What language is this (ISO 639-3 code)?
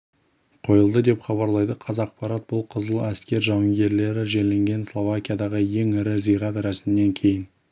kaz